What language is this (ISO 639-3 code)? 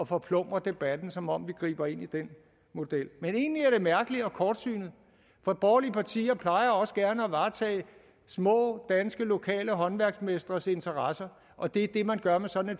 dan